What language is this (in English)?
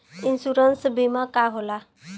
Bhojpuri